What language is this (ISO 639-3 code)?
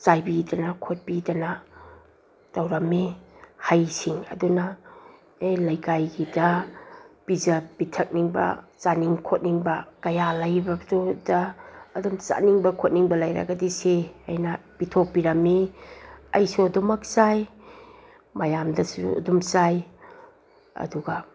mni